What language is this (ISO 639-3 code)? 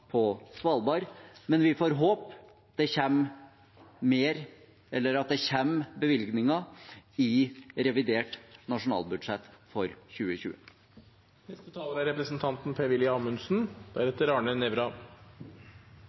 nob